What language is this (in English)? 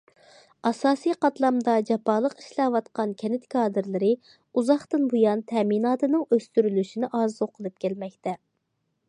Uyghur